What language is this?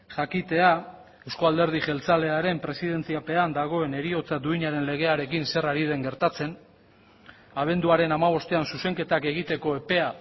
Basque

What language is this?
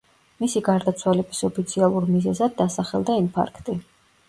Georgian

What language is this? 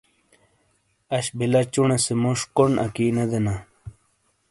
Shina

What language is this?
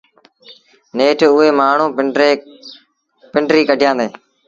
Sindhi Bhil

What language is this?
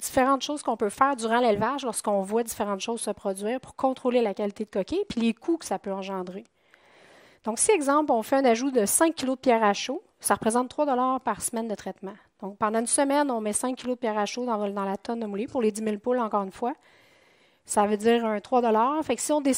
French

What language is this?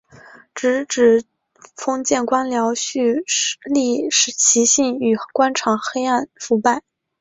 Chinese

